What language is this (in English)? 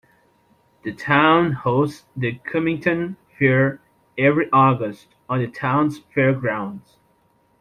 English